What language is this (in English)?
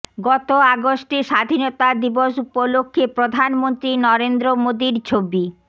Bangla